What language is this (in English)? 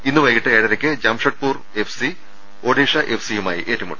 Malayalam